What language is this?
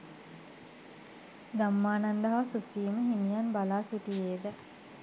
Sinhala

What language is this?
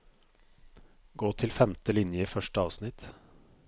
Norwegian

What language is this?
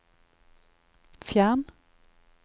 Norwegian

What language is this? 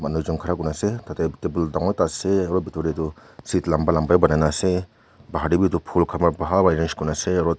Naga Pidgin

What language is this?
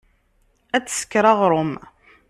Kabyle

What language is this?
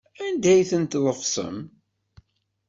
Kabyle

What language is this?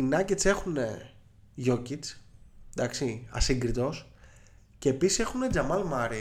Greek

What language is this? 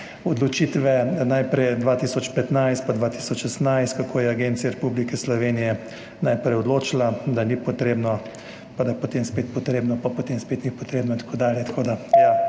Slovenian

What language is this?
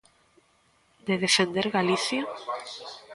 Galician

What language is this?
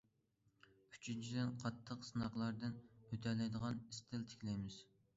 Uyghur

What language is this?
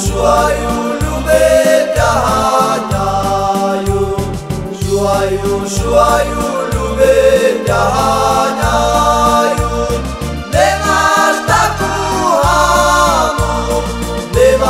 Romanian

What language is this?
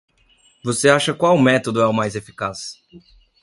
Portuguese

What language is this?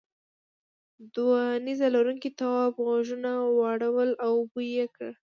Pashto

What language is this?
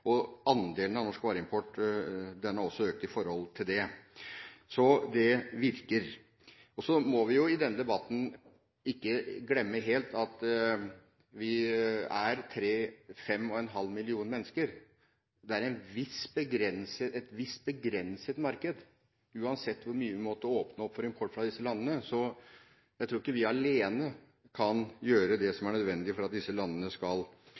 Norwegian Bokmål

